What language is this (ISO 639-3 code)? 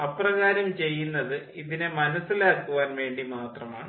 mal